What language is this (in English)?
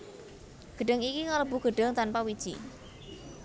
Javanese